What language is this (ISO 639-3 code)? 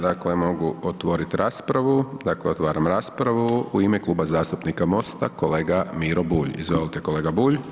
hrv